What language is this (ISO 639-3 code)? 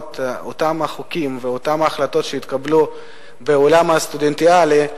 heb